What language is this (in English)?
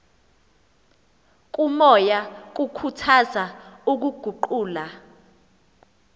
Xhosa